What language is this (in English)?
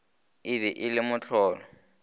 Northern Sotho